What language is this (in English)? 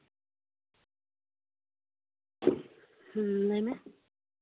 Santali